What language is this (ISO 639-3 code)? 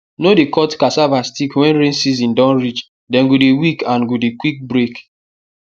pcm